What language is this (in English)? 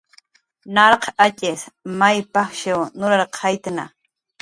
Jaqaru